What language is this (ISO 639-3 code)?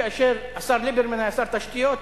heb